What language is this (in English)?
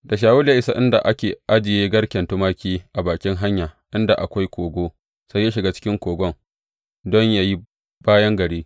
Hausa